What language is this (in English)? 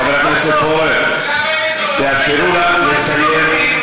Hebrew